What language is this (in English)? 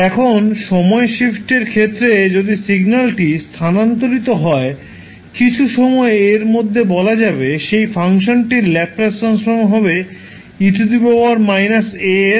Bangla